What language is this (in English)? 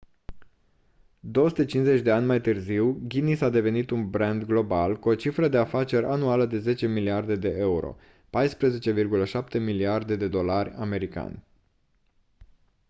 Romanian